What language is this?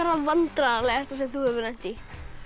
Icelandic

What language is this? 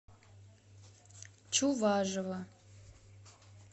Russian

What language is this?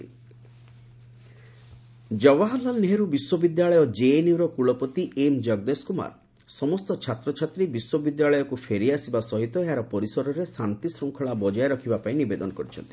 Odia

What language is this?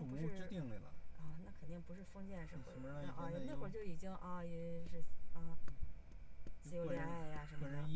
Chinese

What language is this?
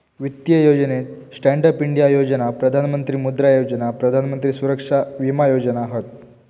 Marathi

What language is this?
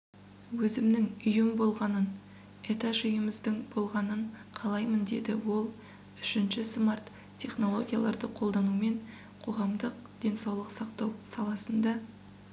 Kazakh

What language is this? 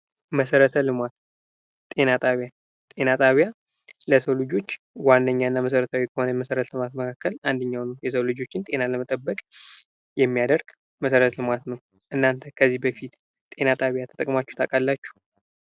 Amharic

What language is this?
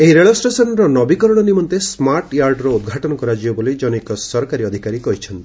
Odia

